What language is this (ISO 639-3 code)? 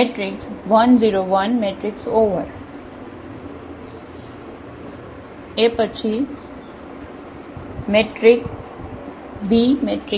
guj